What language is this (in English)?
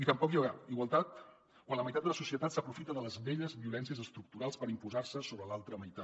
Catalan